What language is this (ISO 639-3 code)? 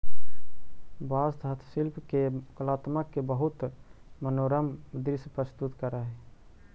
mag